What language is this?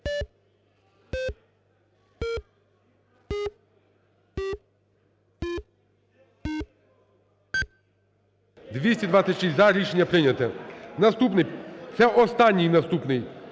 Ukrainian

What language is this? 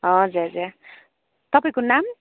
Nepali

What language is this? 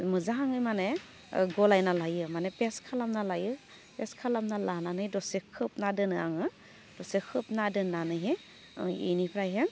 Bodo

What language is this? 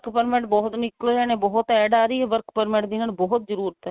Punjabi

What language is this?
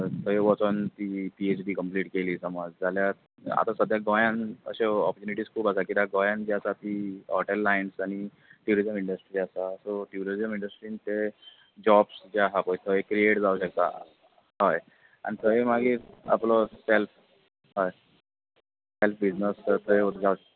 Konkani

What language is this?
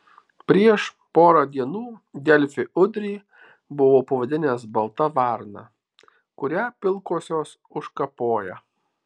Lithuanian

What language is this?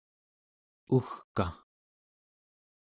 Central Yupik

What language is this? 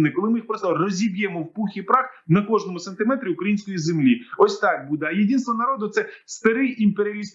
Ukrainian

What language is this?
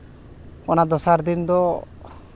Santali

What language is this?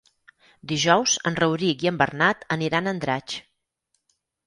Catalan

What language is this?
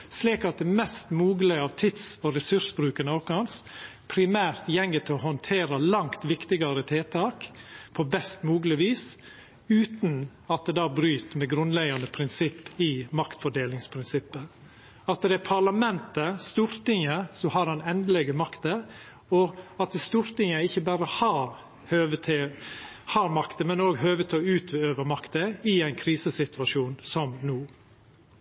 Norwegian Nynorsk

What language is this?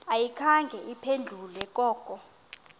Xhosa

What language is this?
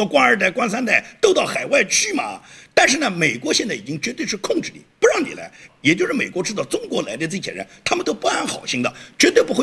Chinese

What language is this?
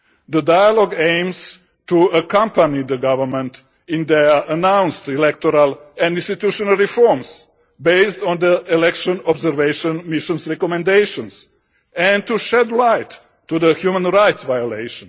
English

